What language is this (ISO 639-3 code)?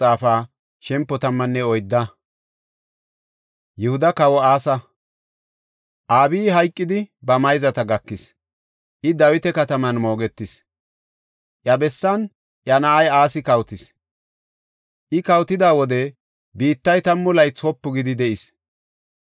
gof